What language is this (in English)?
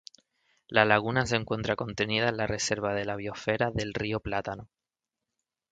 Spanish